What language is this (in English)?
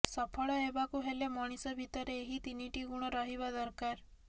Odia